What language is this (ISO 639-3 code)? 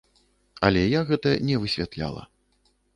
bel